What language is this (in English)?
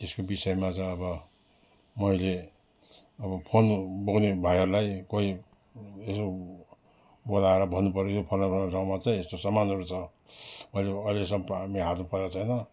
Nepali